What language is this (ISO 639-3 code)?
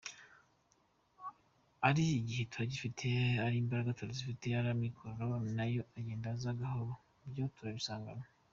kin